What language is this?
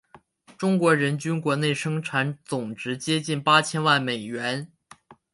Chinese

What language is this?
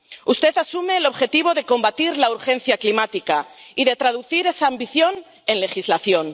Spanish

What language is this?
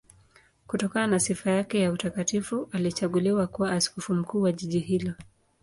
Swahili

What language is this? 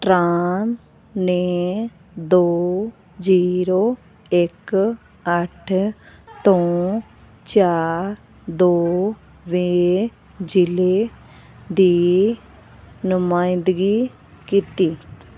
Punjabi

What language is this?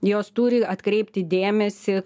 Lithuanian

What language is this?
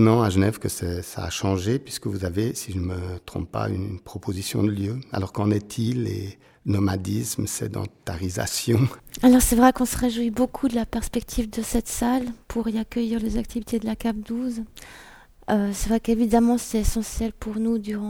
French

